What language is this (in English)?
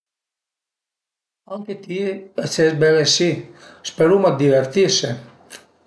Piedmontese